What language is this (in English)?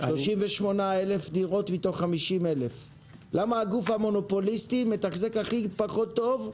Hebrew